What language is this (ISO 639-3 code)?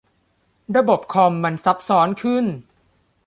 tha